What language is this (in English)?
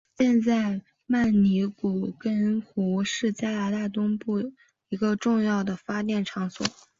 Chinese